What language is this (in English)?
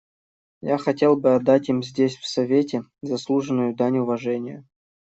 Russian